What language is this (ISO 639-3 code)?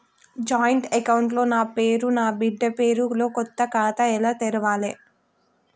tel